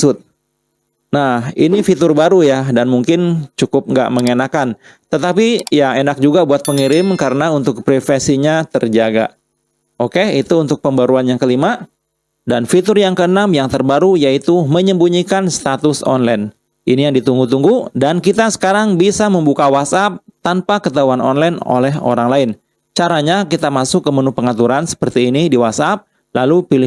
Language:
Indonesian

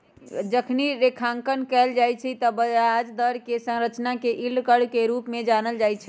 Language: Magahi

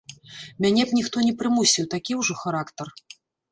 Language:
Belarusian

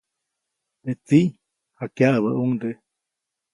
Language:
Copainalá Zoque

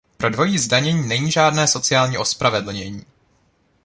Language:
Czech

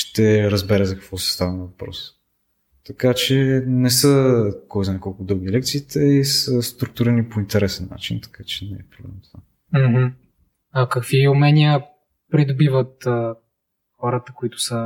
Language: Bulgarian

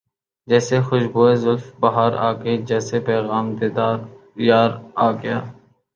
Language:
Urdu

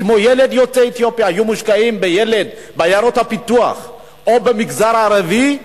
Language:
Hebrew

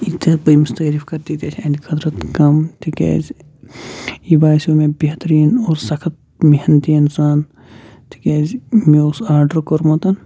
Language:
Kashmiri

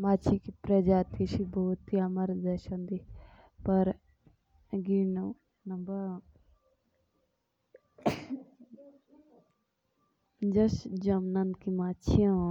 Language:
Jaunsari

